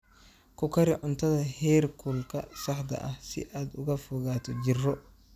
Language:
Somali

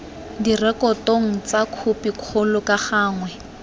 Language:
Tswana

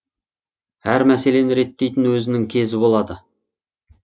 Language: Kazakh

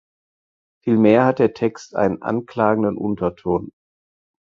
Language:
German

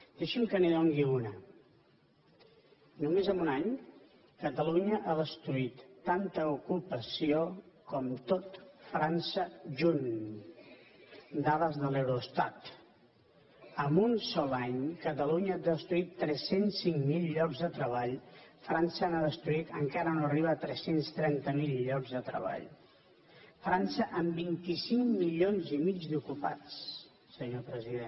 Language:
Catalan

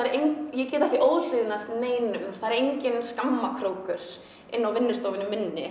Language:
Icelandic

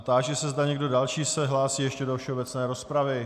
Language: Czech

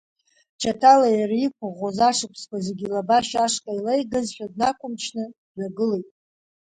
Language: Abkhazian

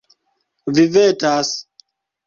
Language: Esperanto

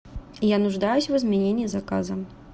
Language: Russian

